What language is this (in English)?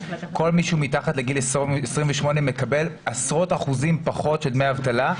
Hebrew